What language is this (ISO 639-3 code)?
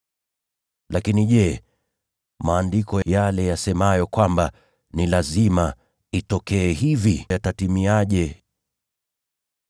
swa